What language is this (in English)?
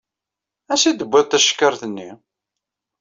Kabyle